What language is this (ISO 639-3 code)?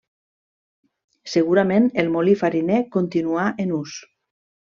cat